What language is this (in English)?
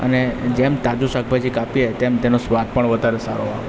Gujarati